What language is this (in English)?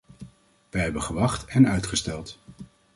Dutch